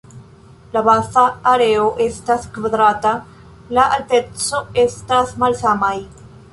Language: Esperanto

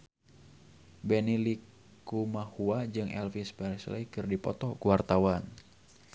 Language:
Sundanese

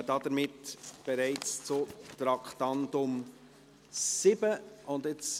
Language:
Swiss German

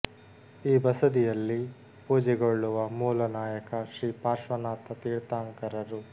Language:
Kannada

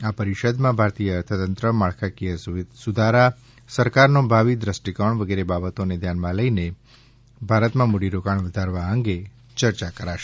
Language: Gujarati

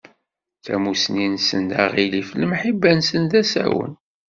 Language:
Kabyle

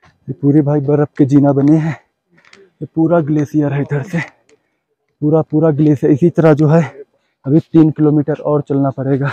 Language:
Hindi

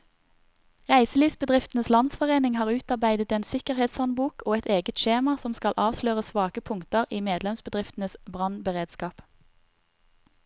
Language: Norwegian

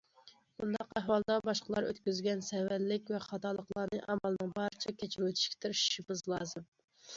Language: Uyghur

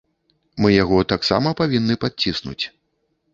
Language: Belarusian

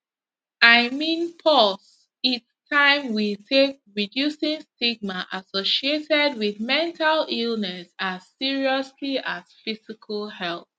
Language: Nigerian Pidgin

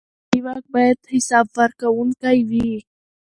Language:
Pashto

